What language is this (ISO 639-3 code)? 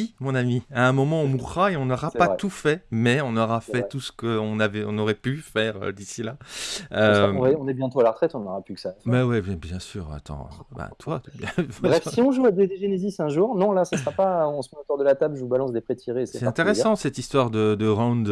fra